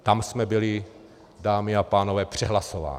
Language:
Czech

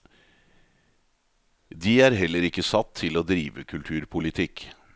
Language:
Norwegian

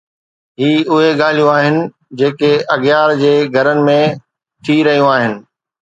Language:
Sindhi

